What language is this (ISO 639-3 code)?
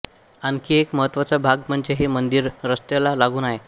mar